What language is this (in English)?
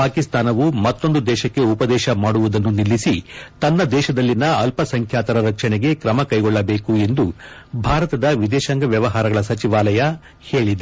Kannada